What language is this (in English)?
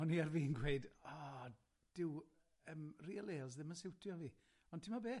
Welsh